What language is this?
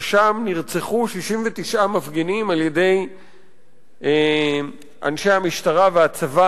Hebrew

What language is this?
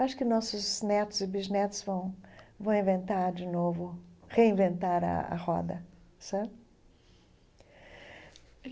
Portuguese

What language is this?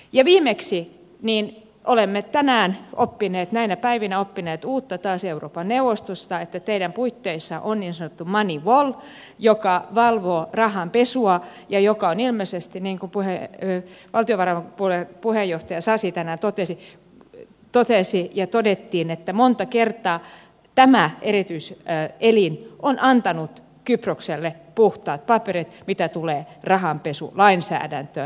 Finnish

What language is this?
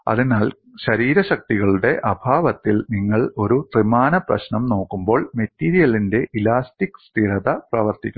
Malayalam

